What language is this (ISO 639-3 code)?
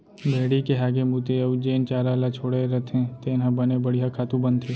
hne